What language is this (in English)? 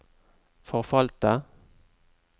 Norwegian